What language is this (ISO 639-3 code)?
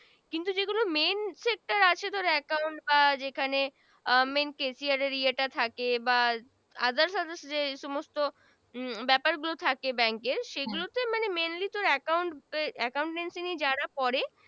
ben